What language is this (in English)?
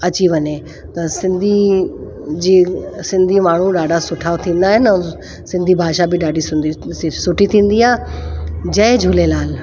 Sindhi